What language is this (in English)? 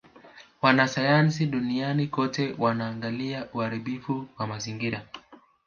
Swahili